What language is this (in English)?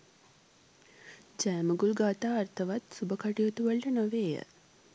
Sinhala